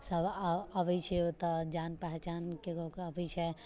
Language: Maithili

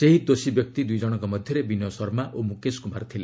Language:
Odia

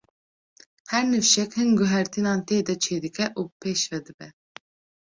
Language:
Kurdish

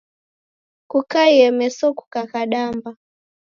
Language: Taita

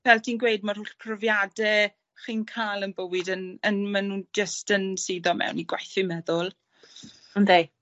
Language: Welsh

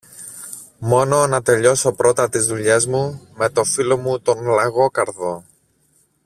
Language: Greek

